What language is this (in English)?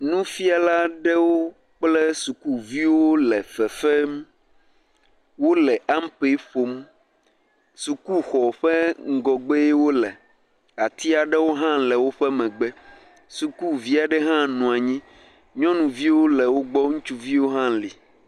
Ewe